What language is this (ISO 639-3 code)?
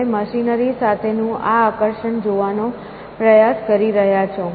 guj